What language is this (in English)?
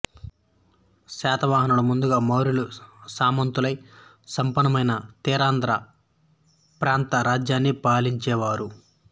Telugu